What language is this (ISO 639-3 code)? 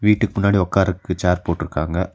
tam